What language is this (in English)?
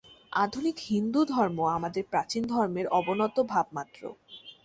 Bangla